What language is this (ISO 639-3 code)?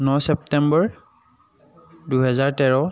asm